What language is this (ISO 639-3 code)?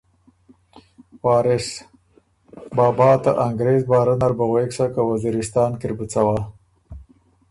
oru